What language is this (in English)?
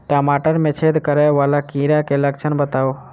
Maithili